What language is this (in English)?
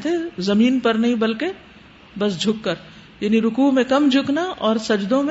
Urdu